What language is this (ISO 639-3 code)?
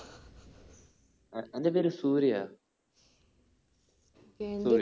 mal